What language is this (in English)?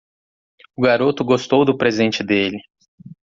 Portuguese